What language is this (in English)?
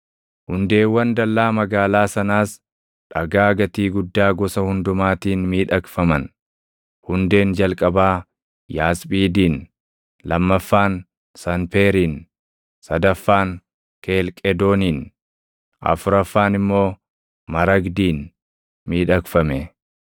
Oromo